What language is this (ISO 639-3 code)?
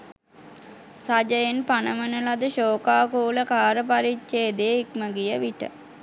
sin